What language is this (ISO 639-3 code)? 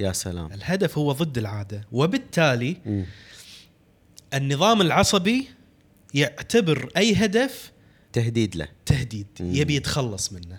ara